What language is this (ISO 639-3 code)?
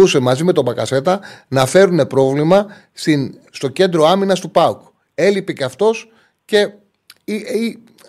ell